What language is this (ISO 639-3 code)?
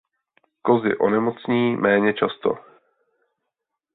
ces